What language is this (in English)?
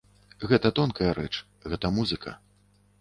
Belarusian